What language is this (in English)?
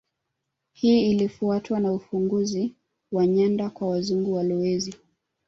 Swahili